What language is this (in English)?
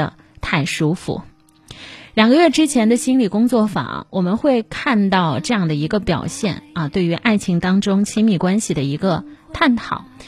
Chinese